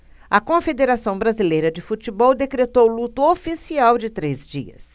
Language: Portuguese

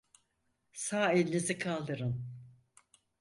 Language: Turkish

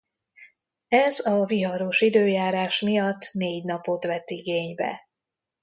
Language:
Hungarian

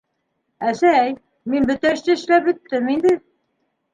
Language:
Bashkir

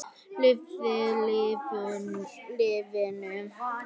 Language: Icelandic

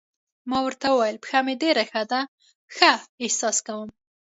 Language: Pashto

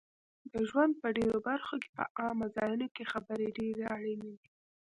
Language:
Pashto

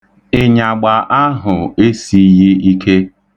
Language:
Igbo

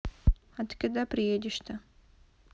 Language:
Russian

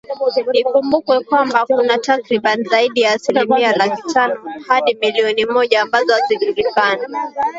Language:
Swahili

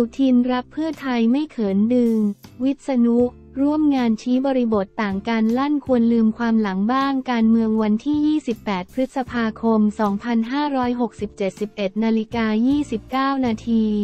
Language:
Thai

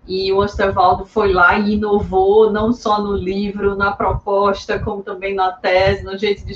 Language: Portuguese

